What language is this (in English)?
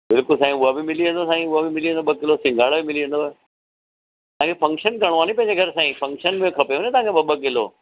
Sindhi